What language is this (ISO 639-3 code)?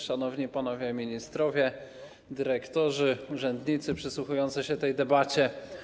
pol